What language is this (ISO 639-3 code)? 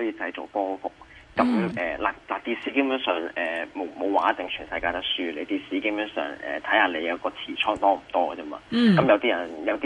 zho